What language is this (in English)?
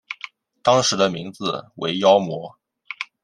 Chinese